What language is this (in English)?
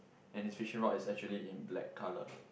English